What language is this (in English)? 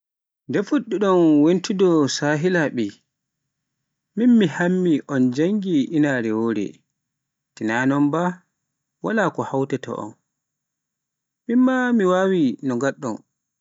Pular